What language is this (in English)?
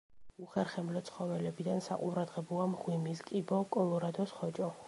Georgian